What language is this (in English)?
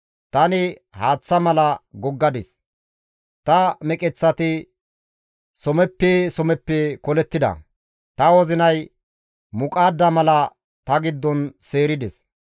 Gamo